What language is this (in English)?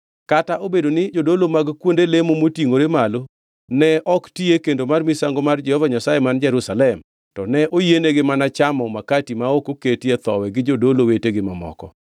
Luo (Kenya and Tanzania)